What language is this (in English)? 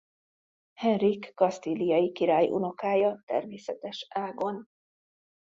Hungarian